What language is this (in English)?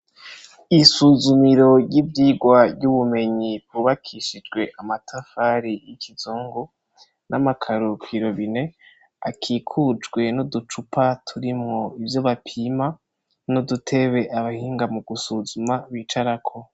Rundi